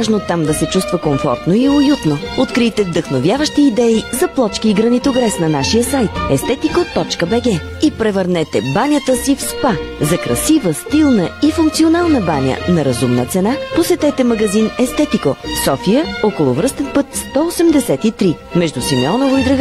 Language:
Bulgarian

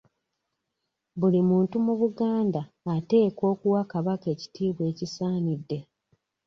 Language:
Ganda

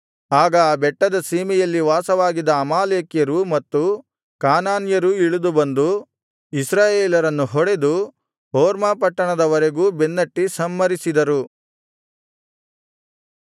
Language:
Kannada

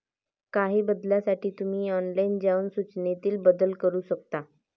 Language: Marathi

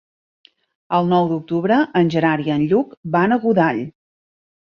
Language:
Catalan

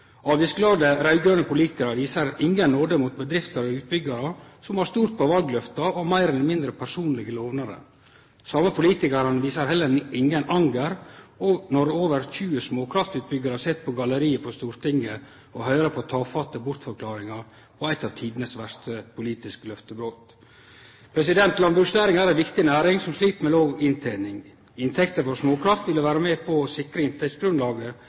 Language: Norwegian Nynorsk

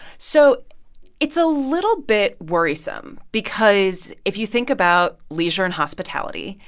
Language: English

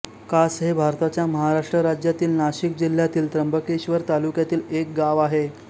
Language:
Marathi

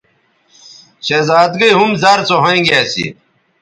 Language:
Bateri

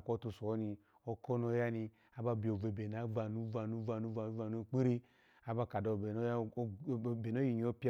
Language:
Alago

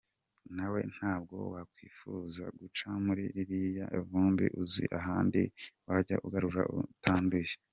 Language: Kinyarwanda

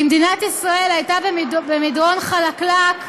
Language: Hebrew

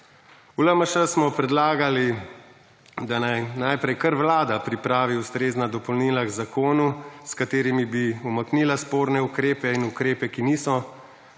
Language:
Slovenian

